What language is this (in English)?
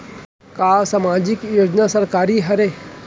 Chhattisgarhi